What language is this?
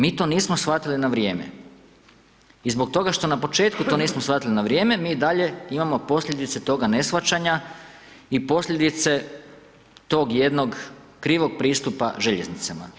Croatian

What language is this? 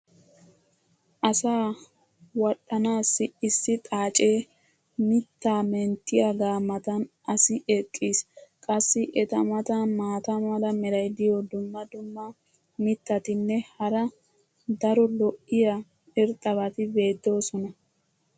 Wolaytta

